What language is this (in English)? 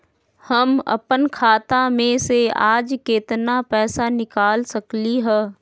Magahi